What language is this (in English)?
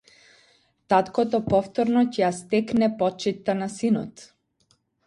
Macedonian